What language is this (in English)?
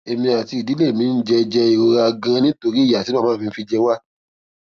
Yoruba